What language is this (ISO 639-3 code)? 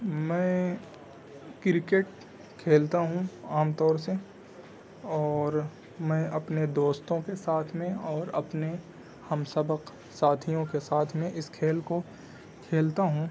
urd